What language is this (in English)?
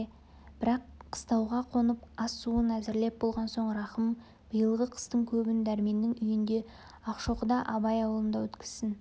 Kazakh